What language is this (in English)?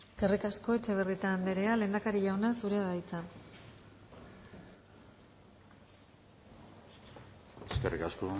Basque